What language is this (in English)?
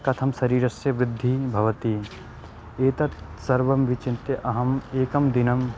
Sanskrit